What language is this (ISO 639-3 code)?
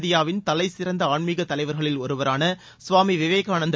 tam